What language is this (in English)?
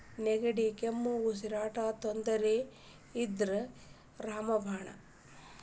Kannada